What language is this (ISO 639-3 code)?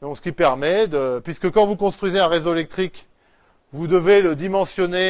fra